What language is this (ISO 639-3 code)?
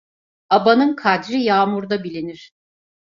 tur